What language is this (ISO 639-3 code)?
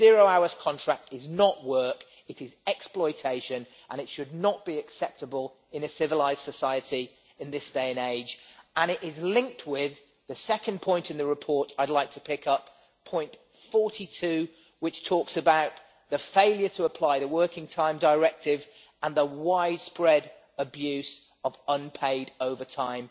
eng